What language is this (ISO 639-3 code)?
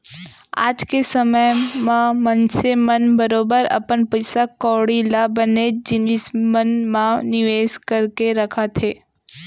hne